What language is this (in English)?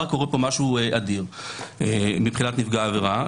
Hebrew